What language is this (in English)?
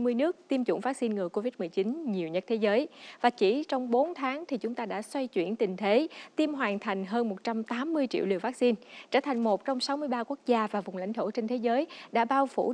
Vietnamese